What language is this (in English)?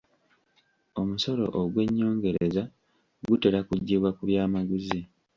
Ganda